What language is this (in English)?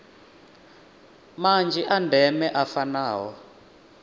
Venda